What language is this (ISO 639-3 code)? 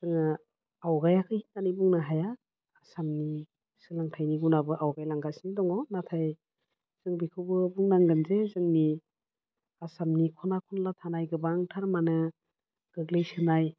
brx